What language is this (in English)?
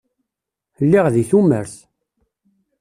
Kabyle